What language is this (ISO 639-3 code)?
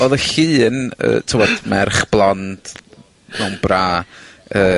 cym